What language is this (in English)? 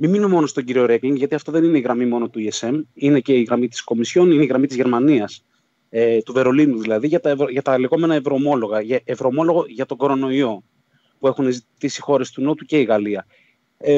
Greek